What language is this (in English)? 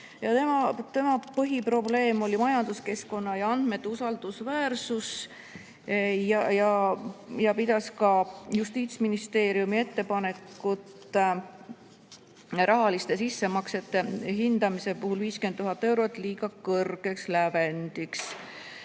Estonian